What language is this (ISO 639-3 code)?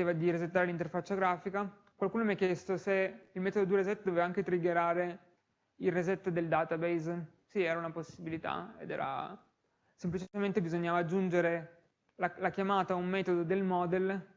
ita